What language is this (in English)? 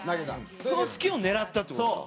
Japanese